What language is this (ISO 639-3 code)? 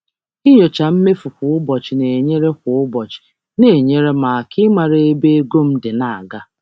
ibo